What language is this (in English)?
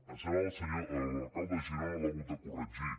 Catalan